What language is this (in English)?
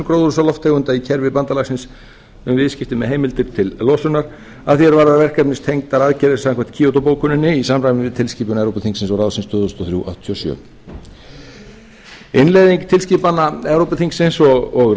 Icelandic